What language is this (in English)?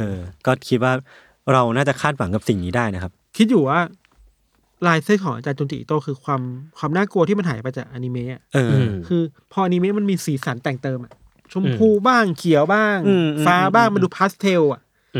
Thai